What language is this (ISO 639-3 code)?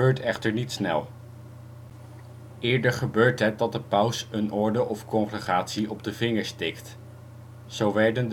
nld